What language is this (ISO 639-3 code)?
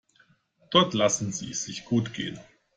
deu